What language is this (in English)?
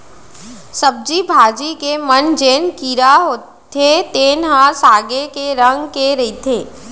Chhattisgarhi